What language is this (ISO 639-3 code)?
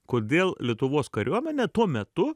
lit